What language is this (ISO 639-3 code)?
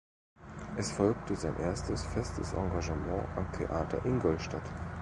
deu